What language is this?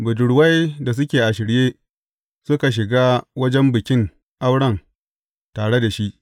Hausa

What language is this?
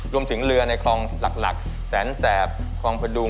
Thai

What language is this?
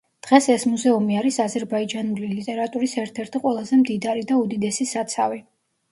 Georgian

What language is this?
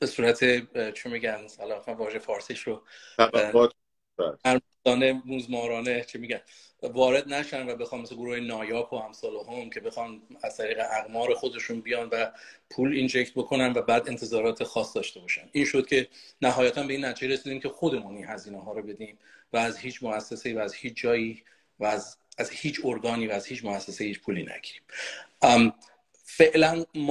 Persian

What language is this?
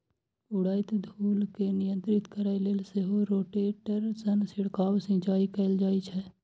Maithili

